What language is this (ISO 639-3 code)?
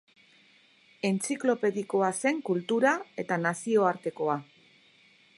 eus